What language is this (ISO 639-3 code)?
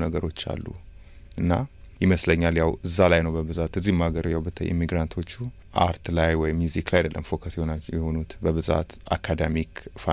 amh